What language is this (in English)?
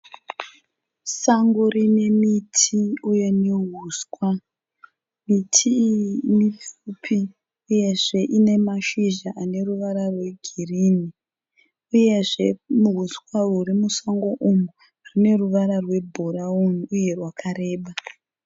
Shona